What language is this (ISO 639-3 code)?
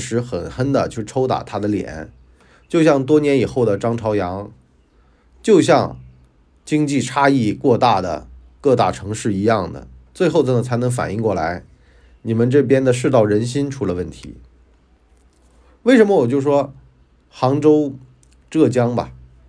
zho